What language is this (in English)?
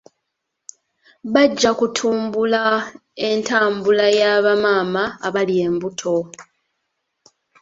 Ganda